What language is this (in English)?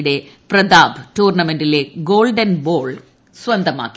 Malayalam